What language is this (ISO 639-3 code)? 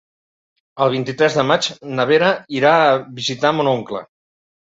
cat